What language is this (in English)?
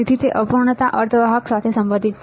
Gujarati